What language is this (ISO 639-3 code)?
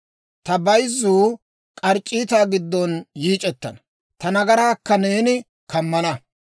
dwr